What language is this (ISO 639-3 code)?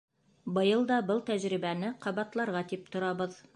bak